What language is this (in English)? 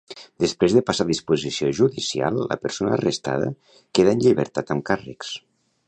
Catalan